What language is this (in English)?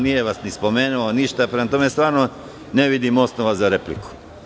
Serbian